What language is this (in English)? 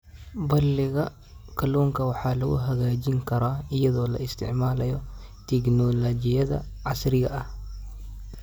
Somali